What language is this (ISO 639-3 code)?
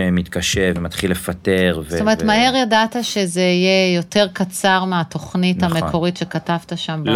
heb